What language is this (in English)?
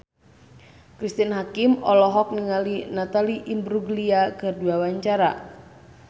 Sundanese